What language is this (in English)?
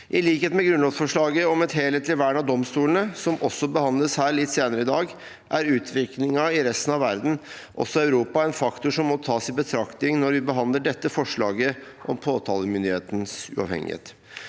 Norwegian